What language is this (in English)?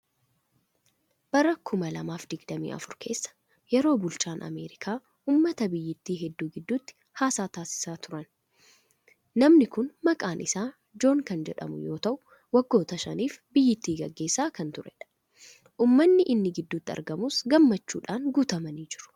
Oromo